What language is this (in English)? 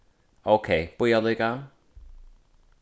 Faroese